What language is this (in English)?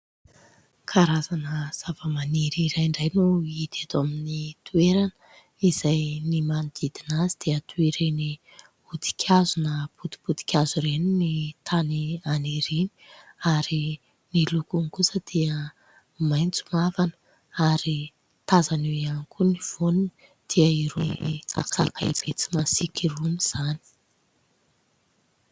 Malagasy